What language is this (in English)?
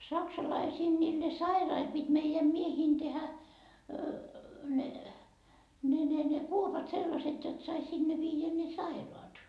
Finnish